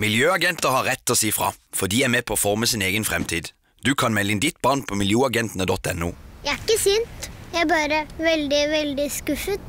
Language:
Norwegian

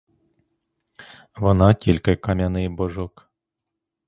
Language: Ukrainian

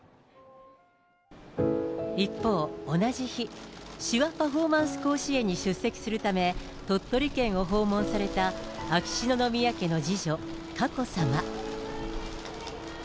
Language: Japanese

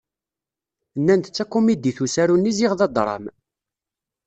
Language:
Kabyle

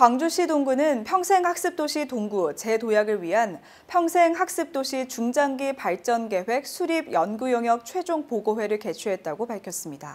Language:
Korean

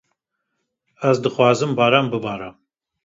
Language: Kurdish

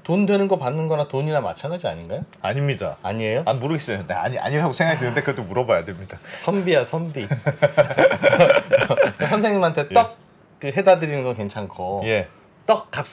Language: Korean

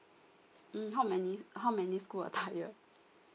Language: English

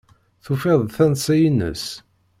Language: Kabyle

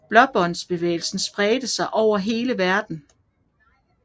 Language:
Danish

